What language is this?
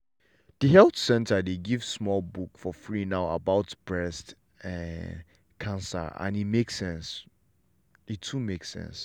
Nigerian Pidgin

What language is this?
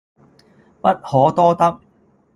Cantonese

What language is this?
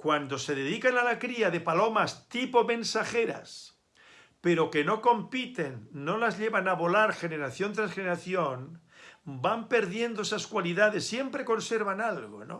Spanish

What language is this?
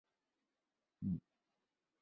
Chinese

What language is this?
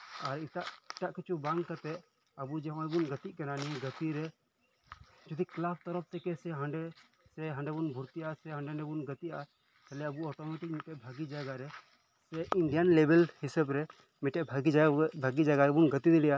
Santali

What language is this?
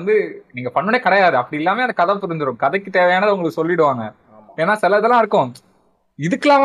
Tamil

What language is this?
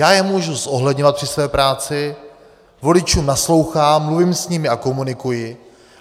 Czech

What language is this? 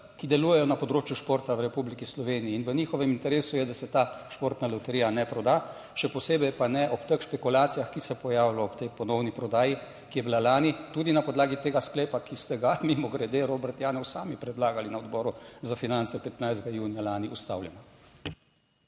Slovenian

